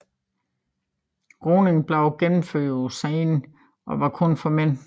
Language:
Danish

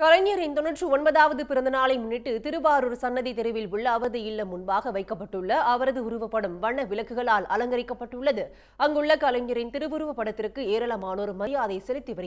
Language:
Korean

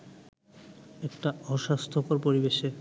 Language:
Bangla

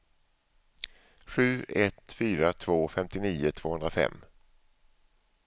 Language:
Swedish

